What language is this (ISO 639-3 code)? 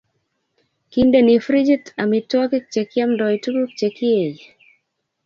kln